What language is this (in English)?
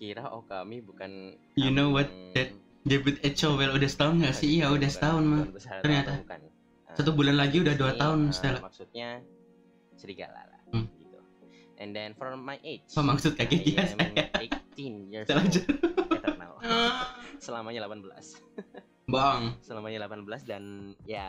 Indonesian